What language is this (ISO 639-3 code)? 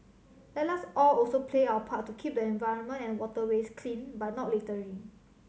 eng